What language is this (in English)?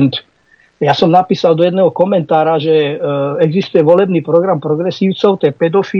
Slovak